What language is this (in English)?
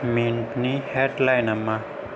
Bodo